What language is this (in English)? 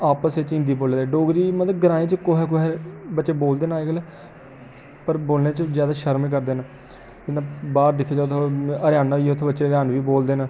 Dogri